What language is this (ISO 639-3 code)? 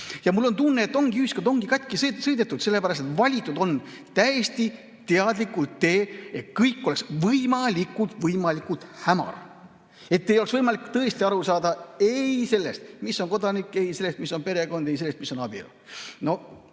est